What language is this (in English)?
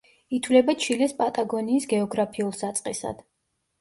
Georgian